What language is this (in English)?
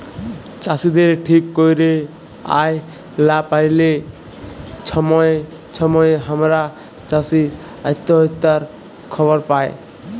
Bangla